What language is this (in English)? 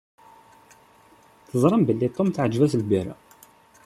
Kabyle